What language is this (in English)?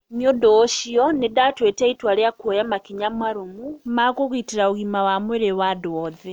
Kikuyu